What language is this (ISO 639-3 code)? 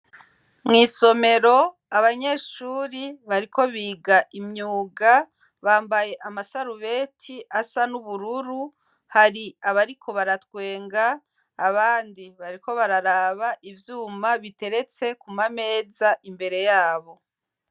run